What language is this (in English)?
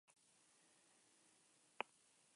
Basque